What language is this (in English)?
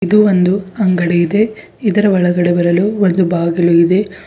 Kannada